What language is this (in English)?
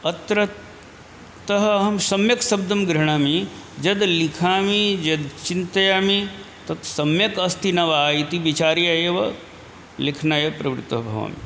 Sanskrit